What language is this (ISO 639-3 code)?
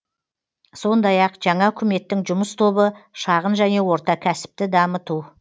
kaz